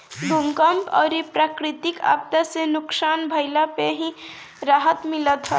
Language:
Bhojpuri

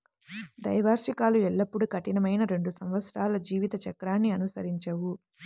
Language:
Telugu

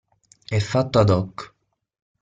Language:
Italian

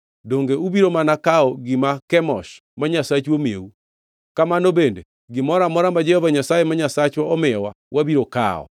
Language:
Luo (Kenya and Tanzania)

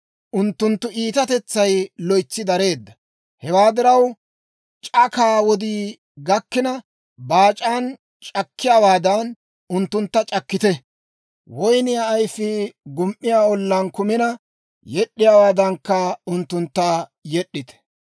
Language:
Dawro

